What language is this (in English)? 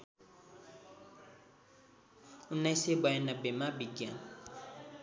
Nepali